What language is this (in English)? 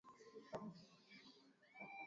Swahili